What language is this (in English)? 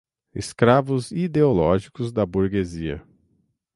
Portuguese